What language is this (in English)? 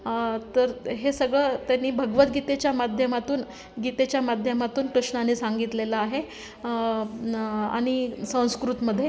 Marathi